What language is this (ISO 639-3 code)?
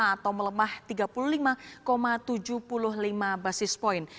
ind